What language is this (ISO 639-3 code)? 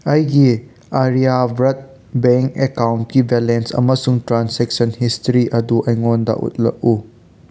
mni